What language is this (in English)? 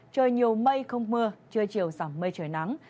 Vietnamese